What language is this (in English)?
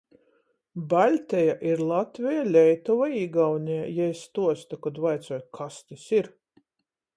Latgalian